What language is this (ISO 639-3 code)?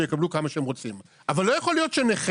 heb